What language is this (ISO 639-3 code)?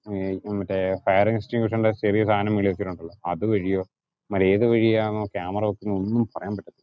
mal